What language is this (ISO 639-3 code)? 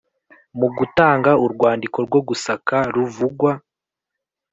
kin